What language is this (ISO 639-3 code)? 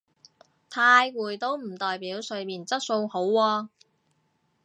yue